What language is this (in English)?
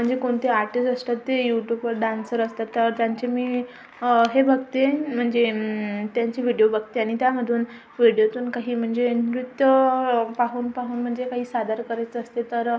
Marathi